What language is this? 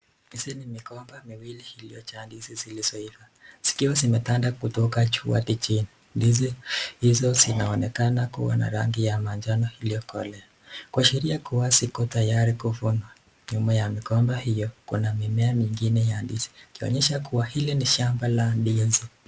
Swahili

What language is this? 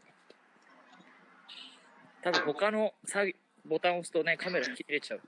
Japanese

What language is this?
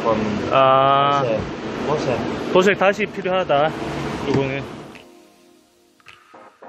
Korean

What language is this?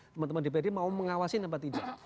Indonesian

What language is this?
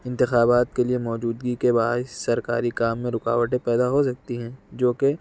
Urdu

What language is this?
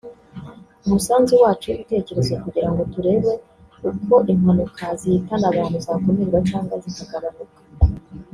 Kinyarwanda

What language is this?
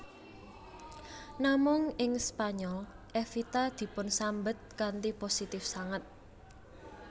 Javanese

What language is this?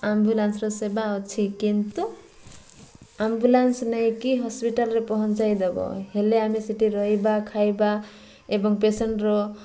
Odia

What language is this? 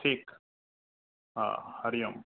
Sindhi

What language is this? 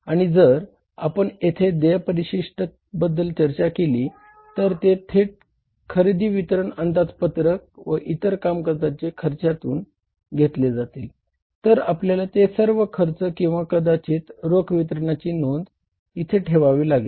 Marathi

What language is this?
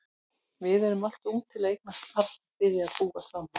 Icelandic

